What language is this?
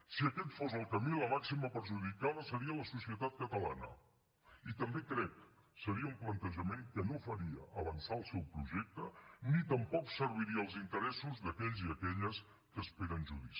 Catalan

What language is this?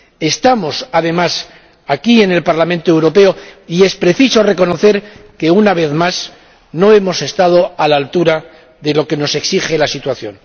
Spanish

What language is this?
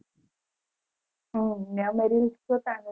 Gujarati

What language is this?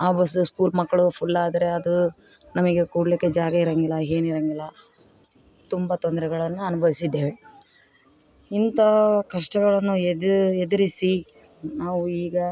Kannada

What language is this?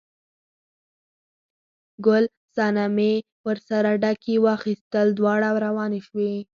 Pashto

